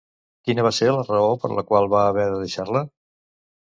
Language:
Catalan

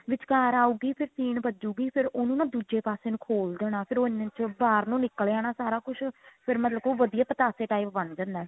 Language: Punjabi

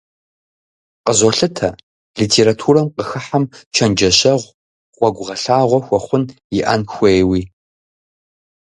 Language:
Kabardian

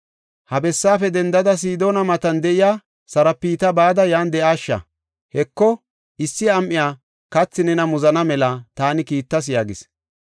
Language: Gofa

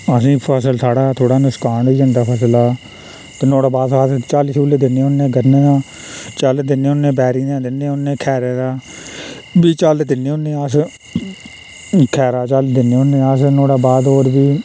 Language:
Dogri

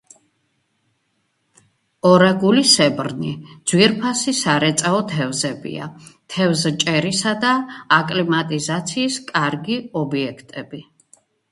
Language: Georgian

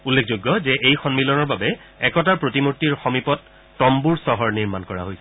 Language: Assamese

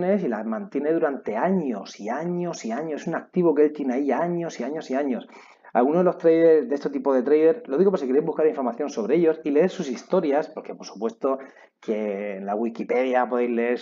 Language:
Spanish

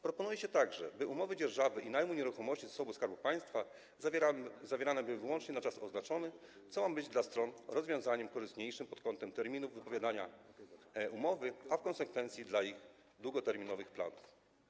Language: Polish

